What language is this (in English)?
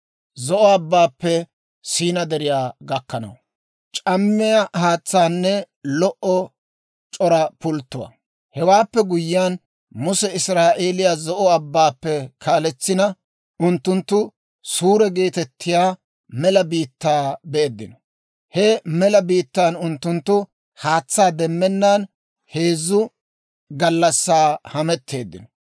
Dawro